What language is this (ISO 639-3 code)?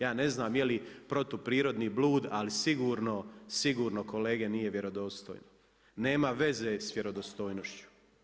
hrv